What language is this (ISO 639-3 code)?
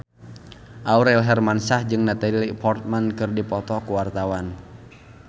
sun